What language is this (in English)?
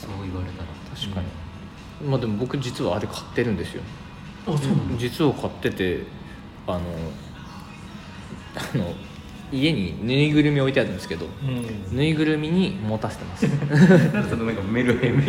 Japanese